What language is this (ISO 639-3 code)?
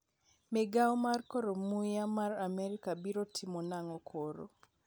luo